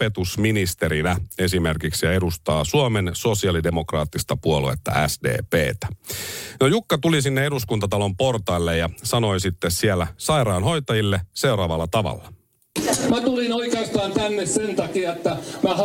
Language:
Finnish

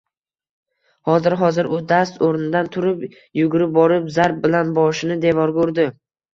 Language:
Uzbek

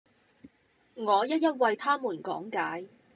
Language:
Cantonese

